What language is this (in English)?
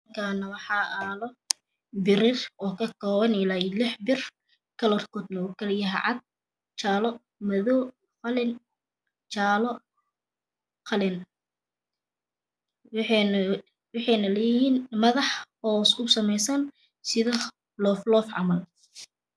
Somali